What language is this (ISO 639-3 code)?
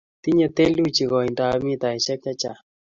kln